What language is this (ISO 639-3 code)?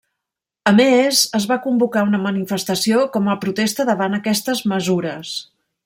cat